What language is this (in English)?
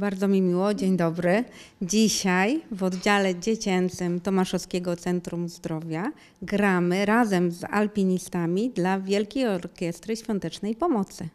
Polish